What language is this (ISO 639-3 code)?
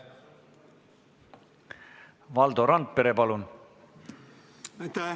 est